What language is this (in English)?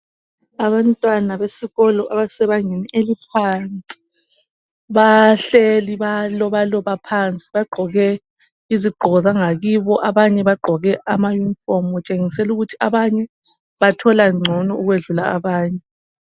North Ndebele